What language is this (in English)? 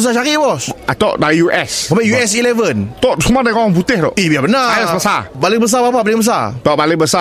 Malay